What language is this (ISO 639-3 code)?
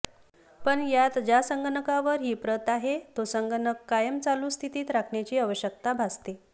mar